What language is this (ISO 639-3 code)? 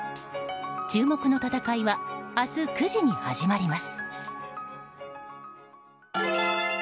jpn